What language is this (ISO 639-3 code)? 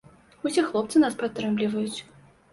bel